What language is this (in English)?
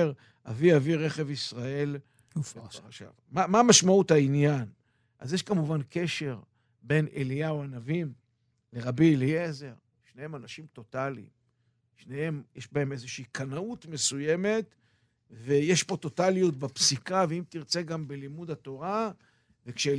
Hebrew